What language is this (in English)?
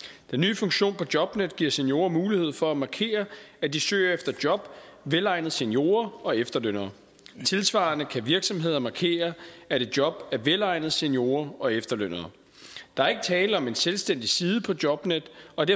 Danish